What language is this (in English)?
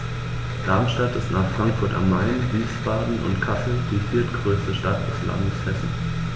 German